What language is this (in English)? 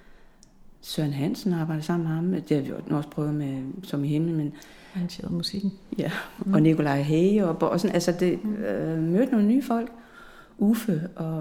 Danish